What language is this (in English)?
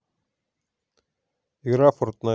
Russian